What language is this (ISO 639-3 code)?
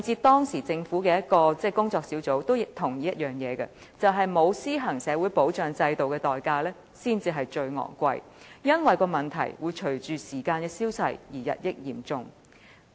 yue